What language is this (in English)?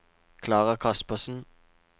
Norwegian